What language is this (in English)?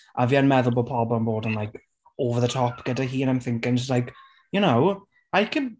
Welsh